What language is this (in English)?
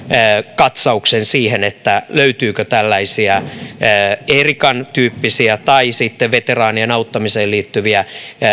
Finnish